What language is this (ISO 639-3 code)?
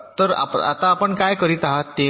mar